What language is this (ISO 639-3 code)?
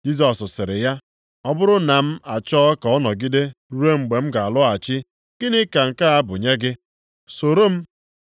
ibo